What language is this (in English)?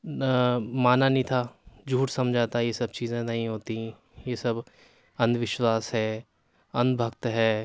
Urdu